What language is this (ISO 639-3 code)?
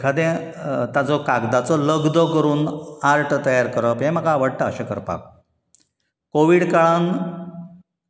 kok